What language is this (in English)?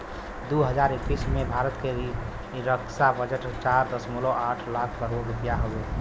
Bhojpuri